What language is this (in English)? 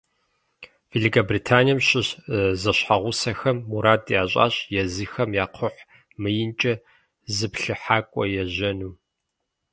Kabardian